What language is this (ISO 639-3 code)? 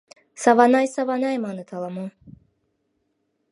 chm